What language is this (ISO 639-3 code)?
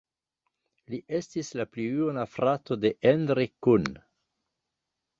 epo